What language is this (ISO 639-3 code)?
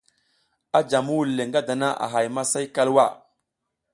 giz